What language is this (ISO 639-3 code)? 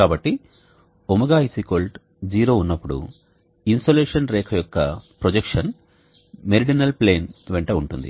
tel